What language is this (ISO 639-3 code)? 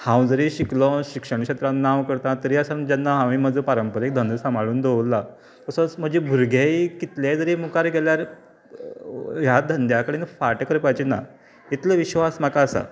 kok